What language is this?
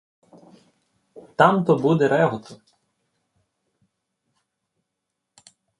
Ukrainian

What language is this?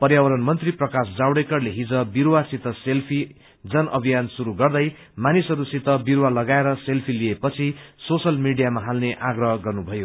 Nepali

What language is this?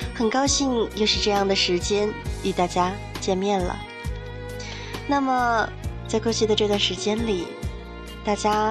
Chinese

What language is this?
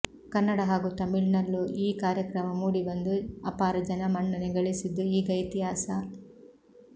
Kannada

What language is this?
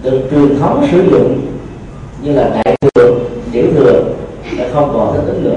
Vietnamese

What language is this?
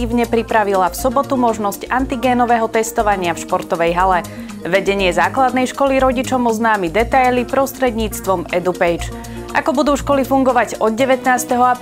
Slovak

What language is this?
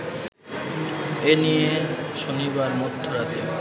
Bangla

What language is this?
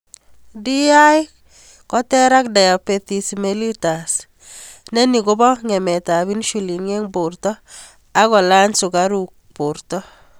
Kalenjin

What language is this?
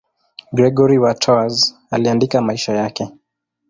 Swahili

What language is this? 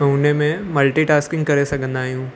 Sindhi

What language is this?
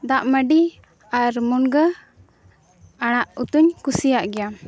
Santali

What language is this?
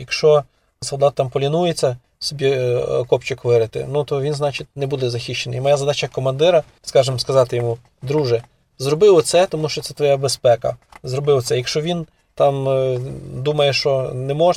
Ukrainian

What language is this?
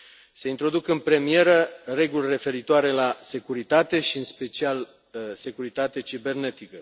Romanian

